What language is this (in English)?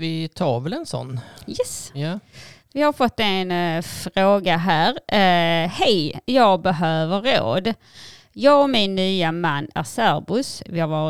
Swedish